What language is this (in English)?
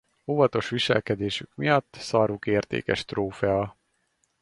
Hungarian